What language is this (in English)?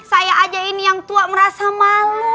Indonesian